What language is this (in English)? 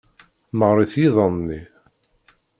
Kabyle